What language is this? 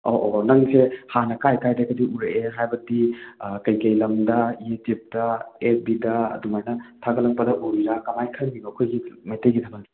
Manipuri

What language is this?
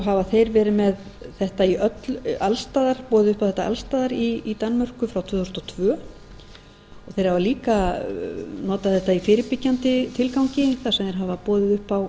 Icelandic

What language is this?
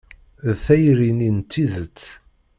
Kabyle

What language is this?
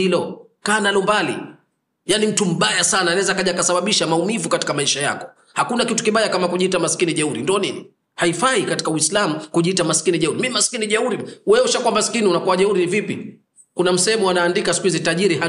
Swahili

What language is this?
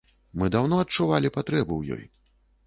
Belarusian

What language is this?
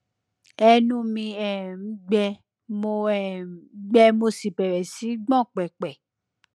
Yoruba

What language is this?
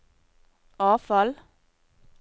Norwegian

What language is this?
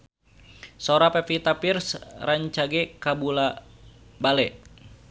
Sundanese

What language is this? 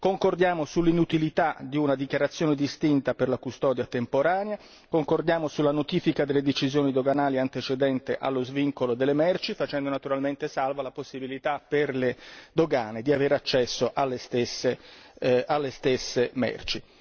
Italian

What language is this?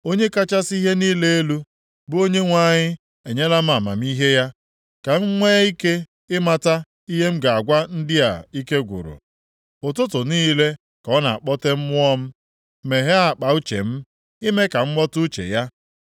Igbo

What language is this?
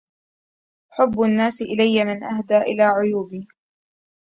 Arabic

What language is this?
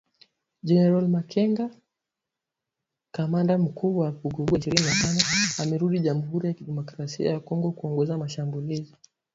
Swahili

